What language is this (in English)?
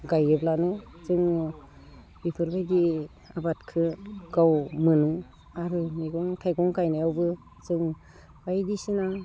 Bodo